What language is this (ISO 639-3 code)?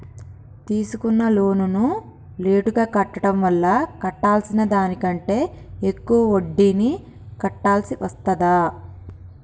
tel